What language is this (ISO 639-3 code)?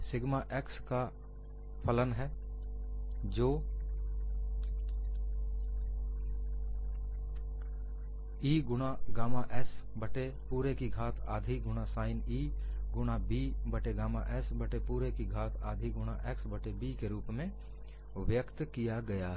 hin